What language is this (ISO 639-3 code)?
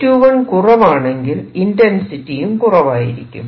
mal